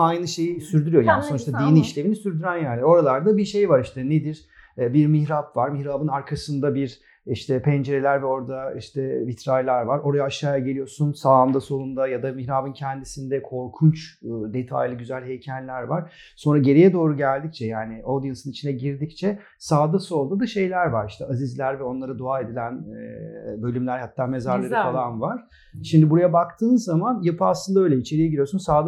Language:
Turkish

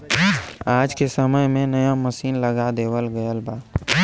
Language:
Bhojpuri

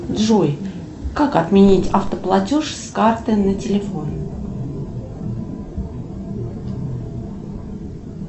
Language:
Russian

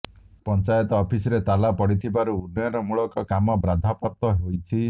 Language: Odia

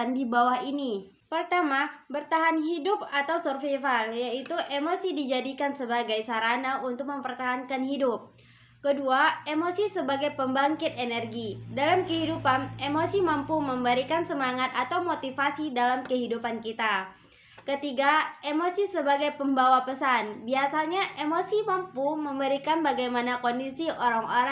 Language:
Indonesian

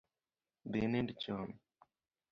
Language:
Luo (Kenya and Tanzania)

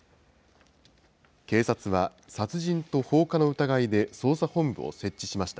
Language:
Japanese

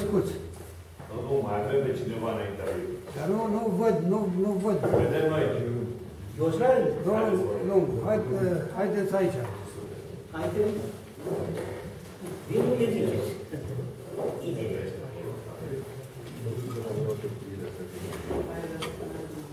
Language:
Romanian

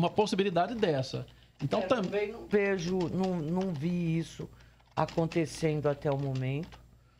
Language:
Portuguese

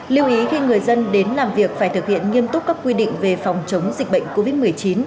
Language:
Vietnamese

